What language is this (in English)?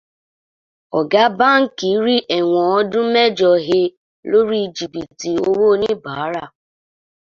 Yoruba